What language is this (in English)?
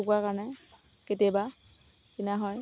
Assamese